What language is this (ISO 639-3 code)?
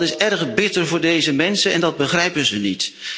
nld